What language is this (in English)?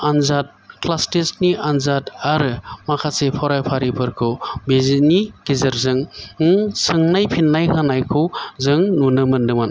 Bodo